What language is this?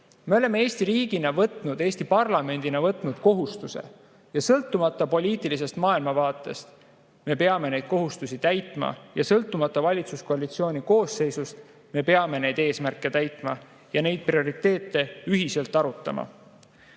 Estonian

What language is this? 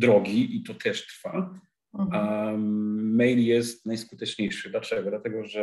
Polish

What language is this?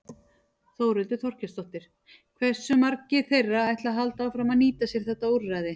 Icelandic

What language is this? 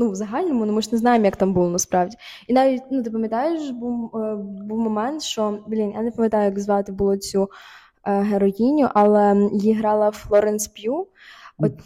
Ukrainian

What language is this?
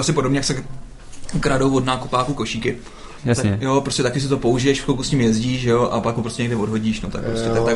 Czech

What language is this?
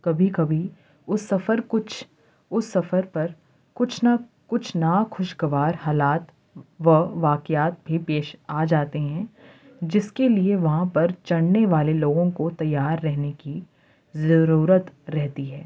Urdu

